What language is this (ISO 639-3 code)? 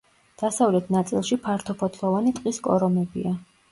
kat